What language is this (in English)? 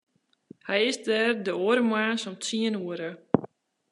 Western Frisian